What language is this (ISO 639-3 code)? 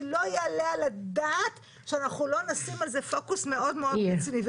heb